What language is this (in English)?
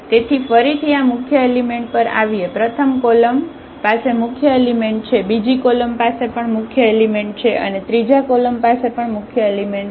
Gujarati